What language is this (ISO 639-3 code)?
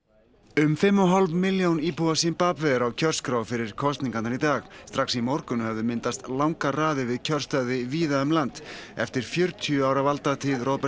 isl